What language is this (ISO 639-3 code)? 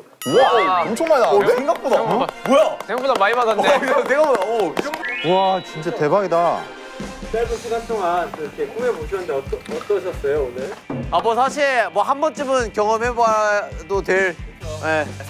kor